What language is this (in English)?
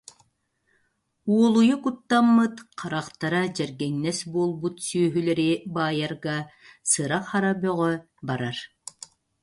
Yakut